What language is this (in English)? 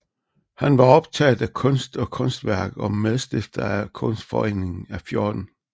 Danish